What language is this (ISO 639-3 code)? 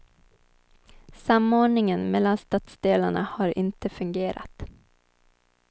swe